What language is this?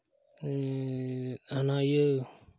Santali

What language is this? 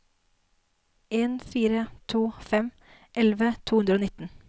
Norwegian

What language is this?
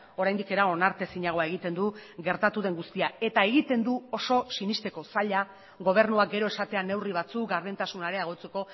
Basque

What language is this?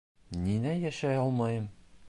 Bashkir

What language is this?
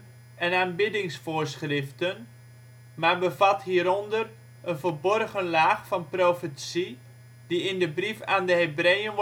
Dutch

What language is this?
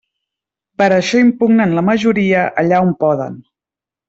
Catalan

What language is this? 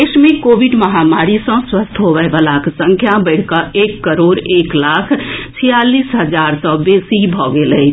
Maithili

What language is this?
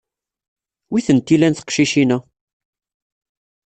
Kabyle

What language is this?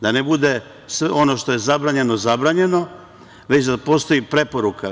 Serbian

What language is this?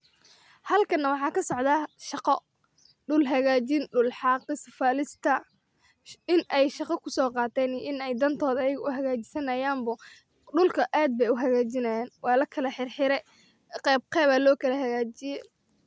Somali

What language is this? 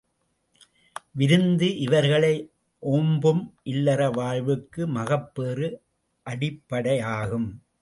Tamil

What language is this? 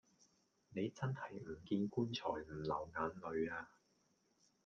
Cantonese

